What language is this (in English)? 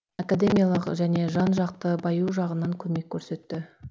Kazakh